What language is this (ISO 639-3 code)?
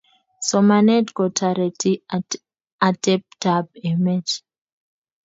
kln